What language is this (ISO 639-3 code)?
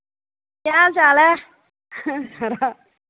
doi